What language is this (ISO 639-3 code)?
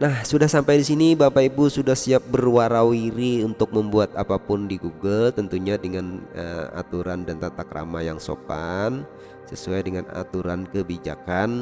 ind